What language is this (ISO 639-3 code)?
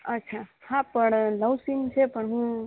guj